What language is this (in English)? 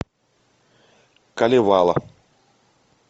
Russian